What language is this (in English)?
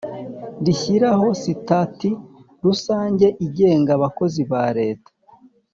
Kinyarwanda